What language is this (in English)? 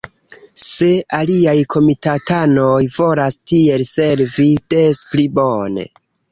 Esperanto